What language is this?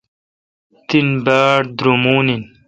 Kalkoti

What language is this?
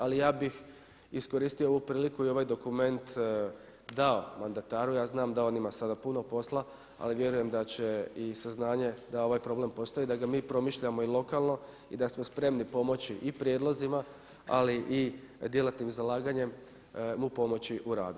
Croatian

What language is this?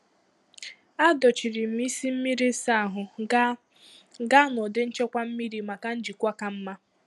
Igbo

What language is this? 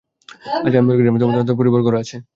Bangla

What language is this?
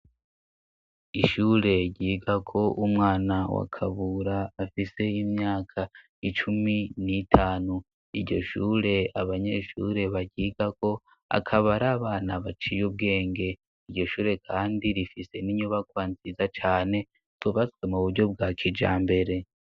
Rundi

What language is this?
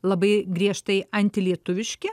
Lithuanian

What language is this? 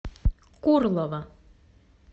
Russian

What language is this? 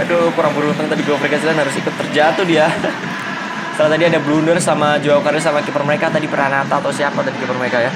Indonesian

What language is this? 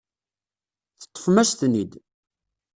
Kabyle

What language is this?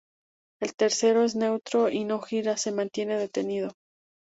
Spanish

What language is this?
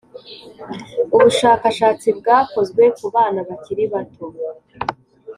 Kinyarwanda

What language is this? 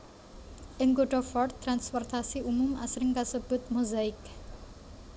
Javanese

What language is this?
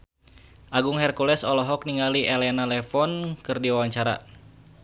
Sundanese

